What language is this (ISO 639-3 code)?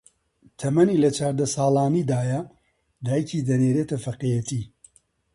ckb